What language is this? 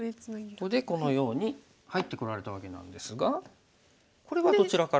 Japanese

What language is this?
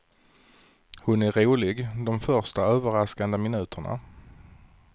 Swedish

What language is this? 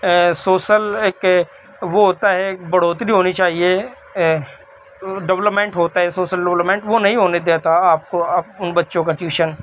Urdu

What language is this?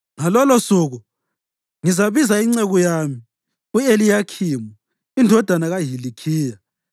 North Ndebele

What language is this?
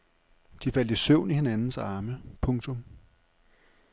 Danish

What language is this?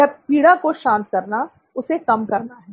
Hindi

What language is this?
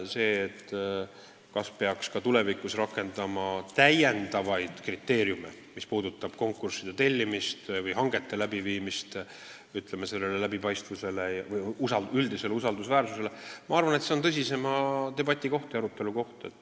Estonian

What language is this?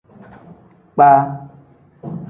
Tem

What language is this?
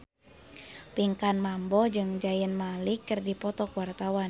Sundanese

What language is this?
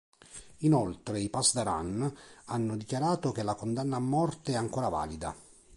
Italian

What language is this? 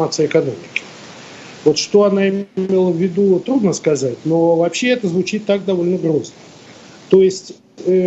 Russian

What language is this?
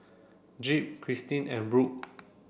English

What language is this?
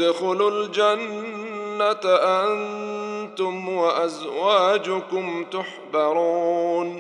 Arabic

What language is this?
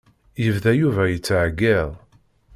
Kabyle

